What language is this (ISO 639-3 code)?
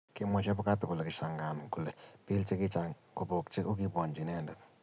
kln